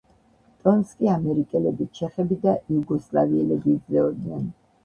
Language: Georgian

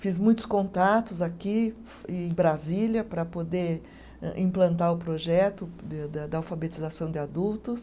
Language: Portuguese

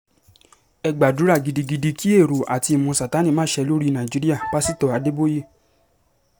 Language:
Yoruba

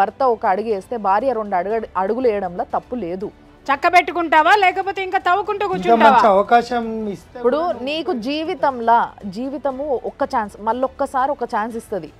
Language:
Telugu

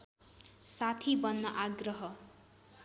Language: Nepali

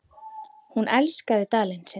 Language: Icelandic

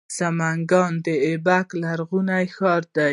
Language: Pashto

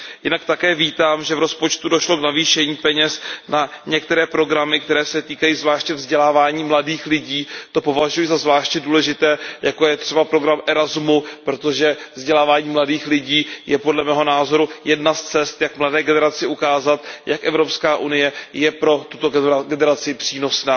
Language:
Czech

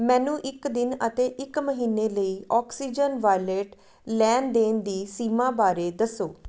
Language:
Punjabi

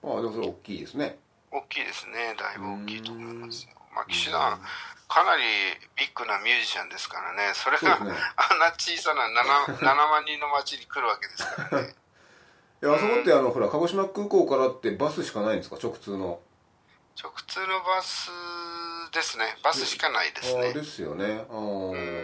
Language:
Japanese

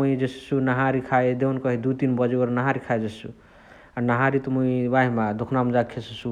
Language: Chitwania Tharu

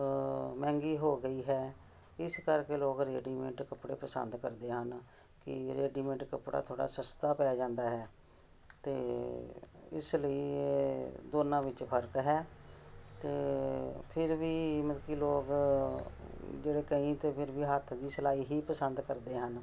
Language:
Punjabi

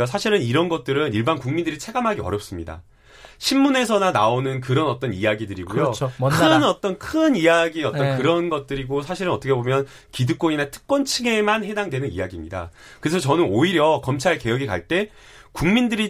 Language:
Korean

